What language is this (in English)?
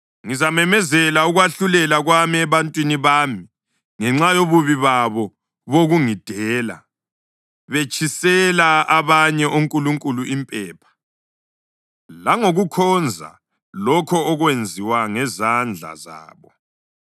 North Ndebele